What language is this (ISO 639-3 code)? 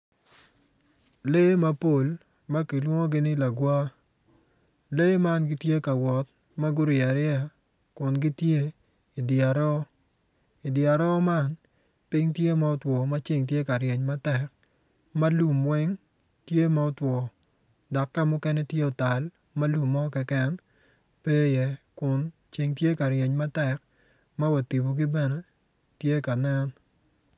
ach